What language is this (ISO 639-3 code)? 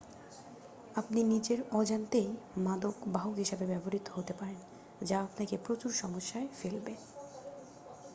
ben